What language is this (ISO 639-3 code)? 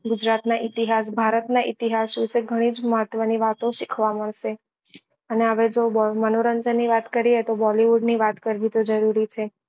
guj